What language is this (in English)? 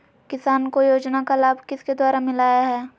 Magahi